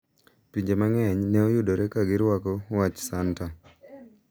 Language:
Luo (Kenya and Tanzania)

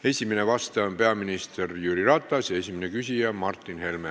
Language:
Estonian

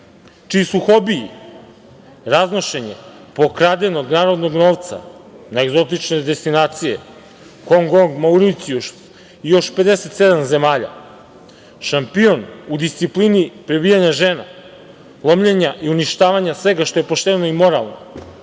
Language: Serbian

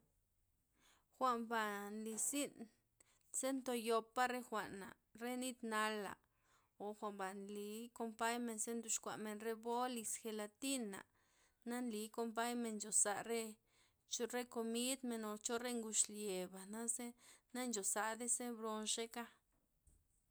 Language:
Loxicha Zapotec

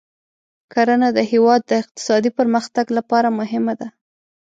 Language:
Pashto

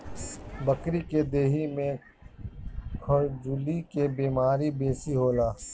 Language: Bhojpuri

